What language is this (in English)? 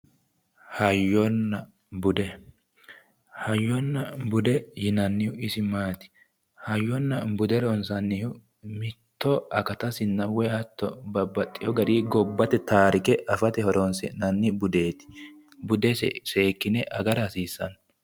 Sidamo